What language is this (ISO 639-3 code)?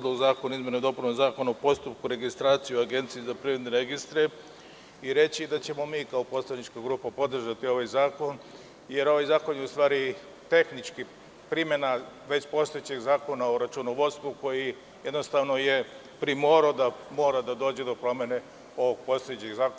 srp